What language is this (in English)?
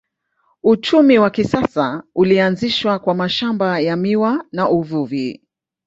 Swahili